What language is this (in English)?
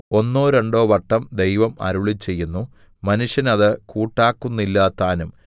Malayalam